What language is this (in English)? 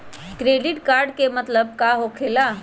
Magahi